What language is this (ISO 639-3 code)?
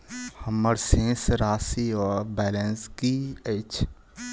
mai